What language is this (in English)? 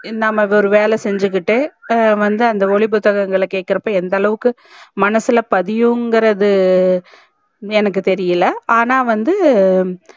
Tamil